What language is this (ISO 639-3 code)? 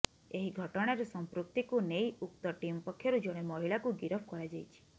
ori